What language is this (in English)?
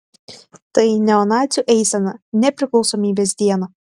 Lithuanian